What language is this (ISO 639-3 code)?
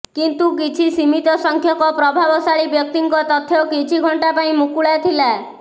ori